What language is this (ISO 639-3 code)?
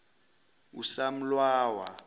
zul